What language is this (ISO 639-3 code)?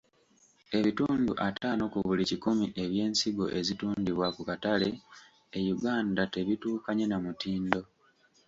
lug